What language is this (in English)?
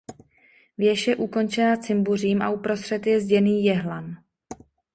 Czech